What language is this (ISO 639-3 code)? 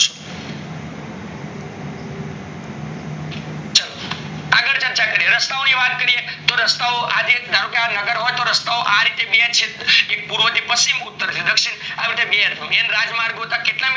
guj